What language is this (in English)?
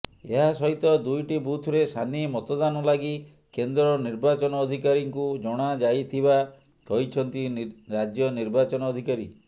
Odia